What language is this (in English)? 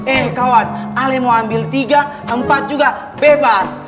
Indonesian